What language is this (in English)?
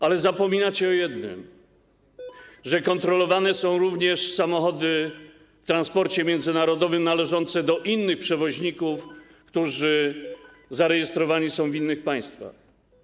Polish